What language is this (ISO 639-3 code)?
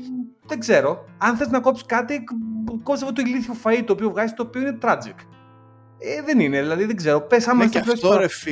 ell